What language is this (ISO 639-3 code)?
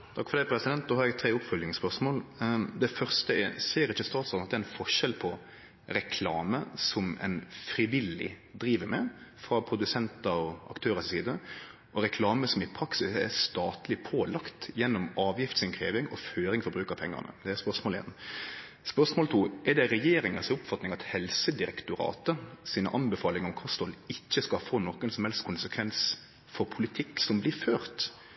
nno